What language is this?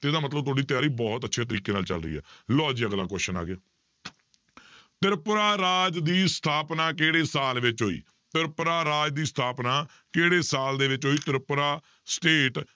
Punjabi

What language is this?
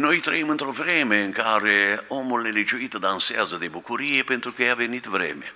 Romanian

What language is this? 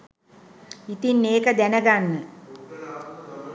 Sinhala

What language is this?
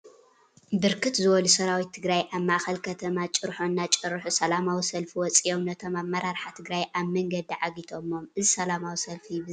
Tigrinya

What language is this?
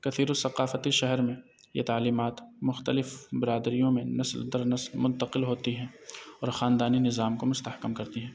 Urdu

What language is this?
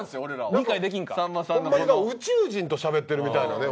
Japanese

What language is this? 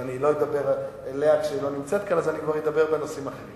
Hebrew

